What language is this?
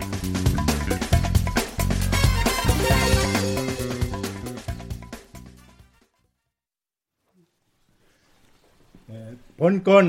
Korean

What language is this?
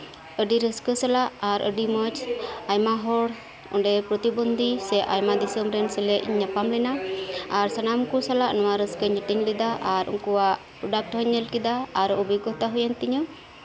Santali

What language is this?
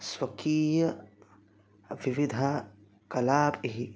Sanskrit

